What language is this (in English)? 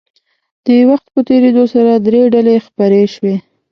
Pashto